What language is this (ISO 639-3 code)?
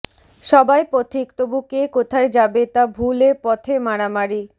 ben